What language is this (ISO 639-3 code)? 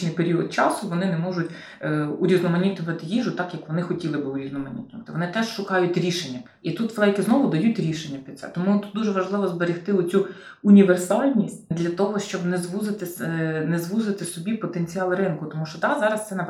ukr